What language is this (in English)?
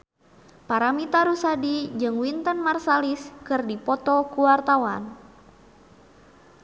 Sundanese